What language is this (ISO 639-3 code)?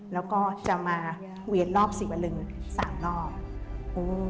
tha